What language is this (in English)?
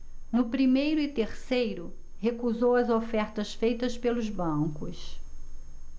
Portuguese